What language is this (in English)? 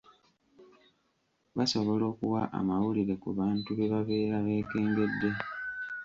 Ganda